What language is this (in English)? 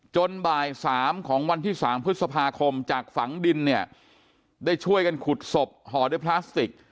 Thai